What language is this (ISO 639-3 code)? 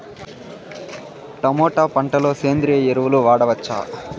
tel